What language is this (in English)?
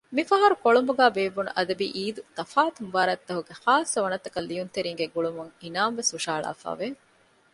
Divehi